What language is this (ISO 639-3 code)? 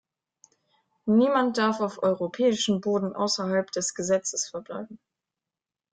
deu